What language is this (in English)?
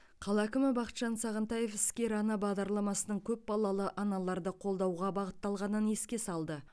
Kazakh